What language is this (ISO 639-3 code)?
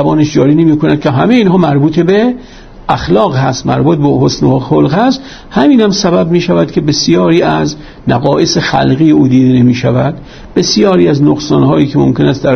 fas